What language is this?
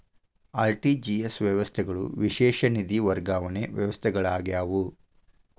Kannada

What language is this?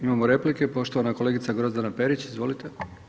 Croatian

